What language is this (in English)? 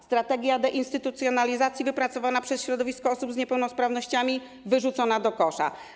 Polish